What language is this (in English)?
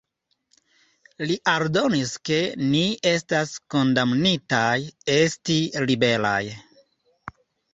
Esperanto